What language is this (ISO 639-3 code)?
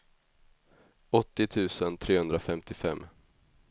swe